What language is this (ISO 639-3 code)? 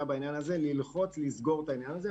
heb